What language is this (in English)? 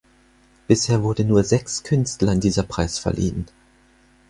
German